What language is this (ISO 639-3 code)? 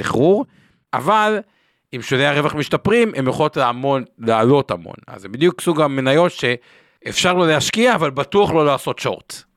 heb